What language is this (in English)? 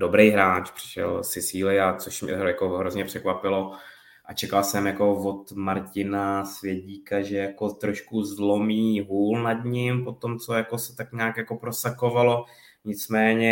Czech